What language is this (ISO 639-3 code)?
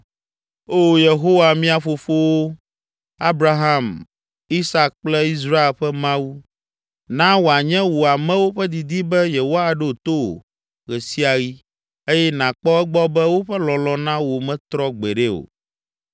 ewe